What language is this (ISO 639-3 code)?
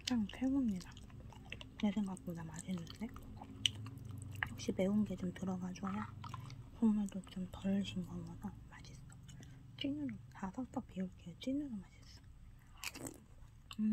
kor